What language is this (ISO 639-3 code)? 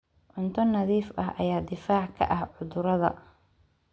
som